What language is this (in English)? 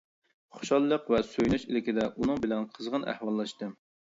Uyghur